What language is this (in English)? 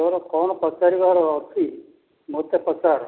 Odia